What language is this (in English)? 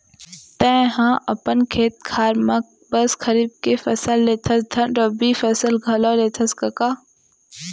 Chhattisgarhi